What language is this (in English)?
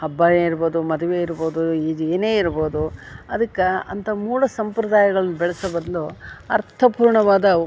Kannada